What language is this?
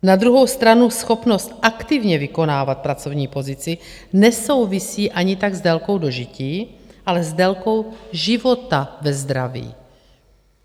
Czech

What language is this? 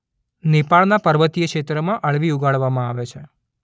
Gujarati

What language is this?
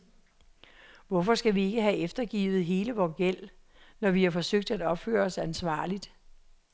Danish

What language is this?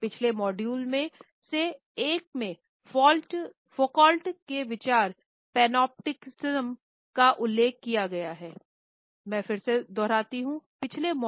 Hindi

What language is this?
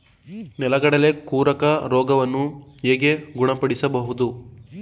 Kannada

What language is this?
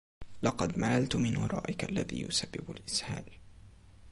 Arabic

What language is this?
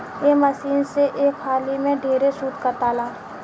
Bhojpuri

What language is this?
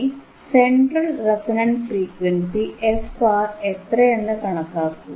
Malayalam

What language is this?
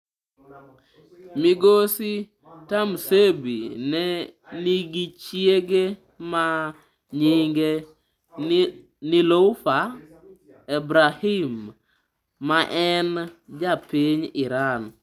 Luo (Kenya and Tanzania)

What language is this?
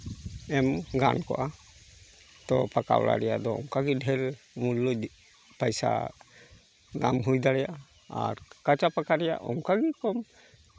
Santali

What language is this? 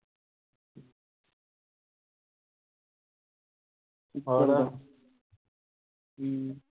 Punjabi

